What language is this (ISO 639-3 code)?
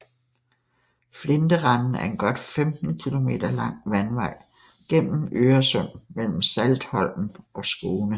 dan